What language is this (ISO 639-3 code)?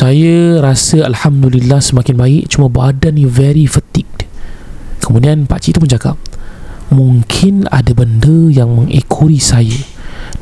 msa